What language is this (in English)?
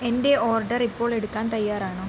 Malayalam